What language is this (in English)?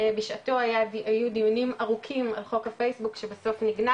Hebrew